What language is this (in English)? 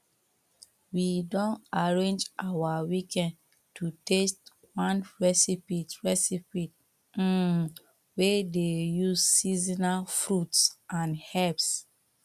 Nigerian Pidgin